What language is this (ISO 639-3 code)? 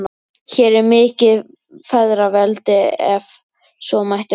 isl